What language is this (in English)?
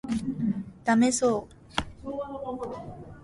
Japanese